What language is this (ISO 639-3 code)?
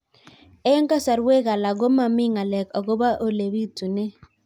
kln